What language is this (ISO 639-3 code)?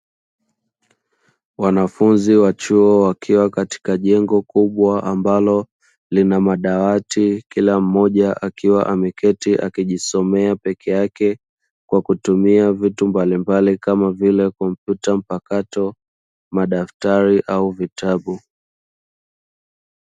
swa